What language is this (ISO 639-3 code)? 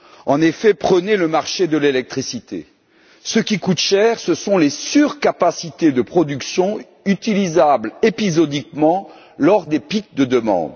fra